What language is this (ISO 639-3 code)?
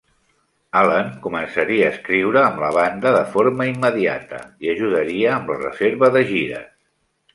cat